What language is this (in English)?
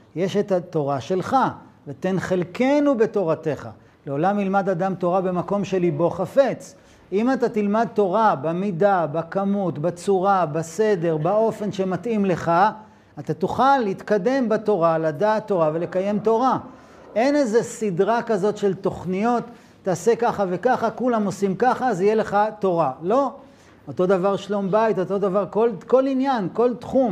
Hebrew